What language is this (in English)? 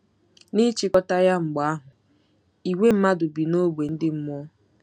Igbo